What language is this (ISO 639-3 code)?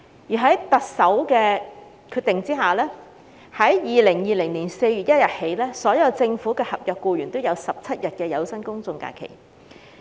yue